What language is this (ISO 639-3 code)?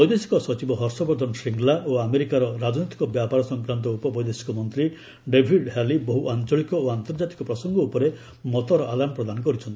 ori